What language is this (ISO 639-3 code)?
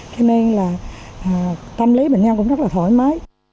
vie